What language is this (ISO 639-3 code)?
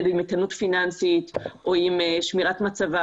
heb